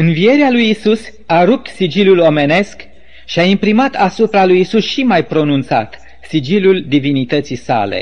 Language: Romanian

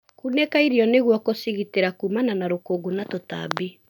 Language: Kikuyu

